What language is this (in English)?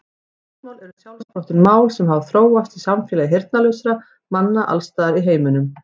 Icelandic